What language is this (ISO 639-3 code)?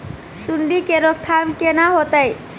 mai